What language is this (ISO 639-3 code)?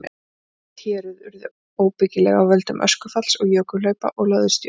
isl